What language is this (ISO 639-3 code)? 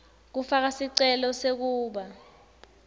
ssw